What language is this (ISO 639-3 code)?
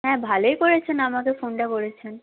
ben